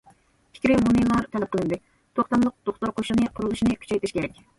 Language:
Uyghur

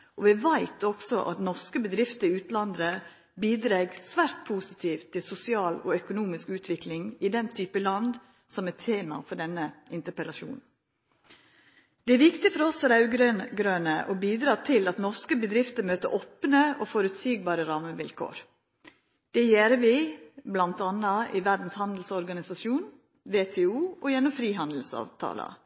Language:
Norwegian Nynorsk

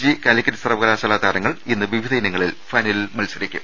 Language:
Malayalam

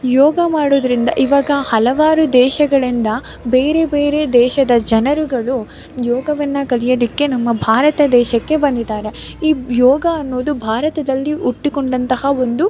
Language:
Kannada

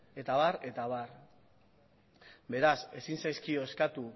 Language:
Basque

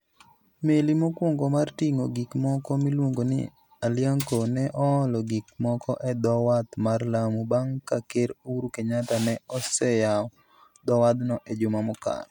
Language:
Luo (Kenya and Tanzania)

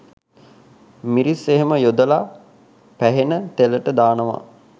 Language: Sinhala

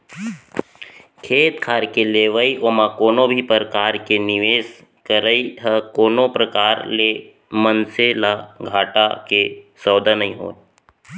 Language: Chhattisgarhi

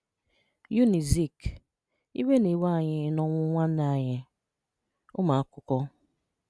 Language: Igbo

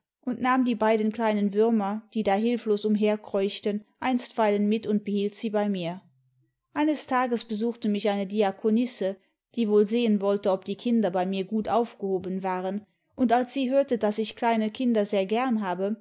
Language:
German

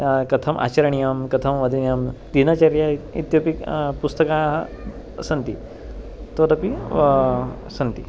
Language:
Sanskrit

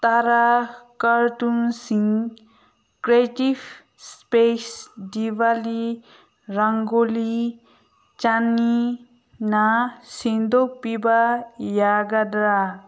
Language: Manipuri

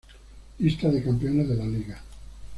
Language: Spanish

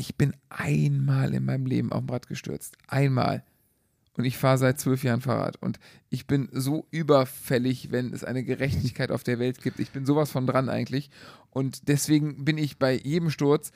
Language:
German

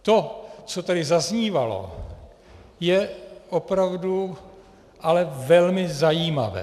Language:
Czech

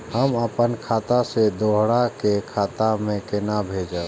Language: Maithili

